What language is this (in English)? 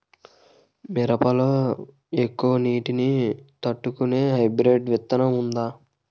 Telugu